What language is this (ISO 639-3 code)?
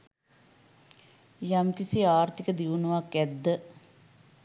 sin